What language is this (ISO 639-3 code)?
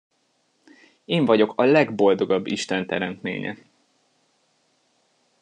hun